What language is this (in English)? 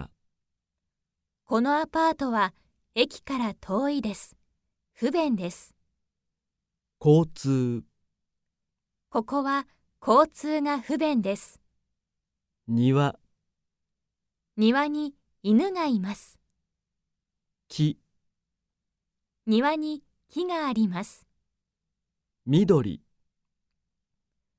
Japanese